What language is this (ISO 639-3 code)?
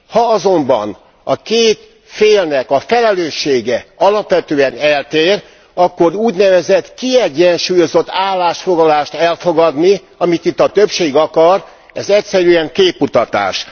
hun